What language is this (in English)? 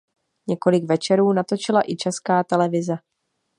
Czech